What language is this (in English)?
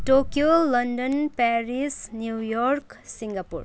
Nepali